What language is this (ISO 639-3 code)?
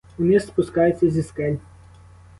ukr